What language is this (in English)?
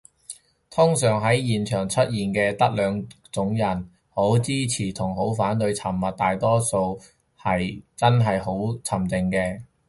Cantonese